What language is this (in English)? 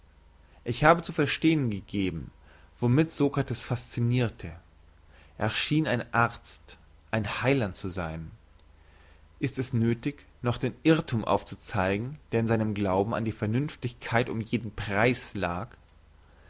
German